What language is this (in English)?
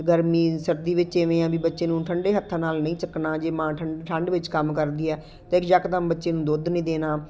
Punjabi